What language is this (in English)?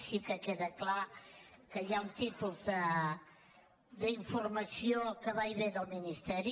Catalan